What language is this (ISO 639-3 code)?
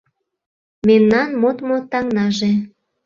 chm